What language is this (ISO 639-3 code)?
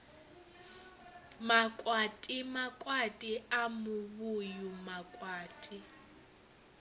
ven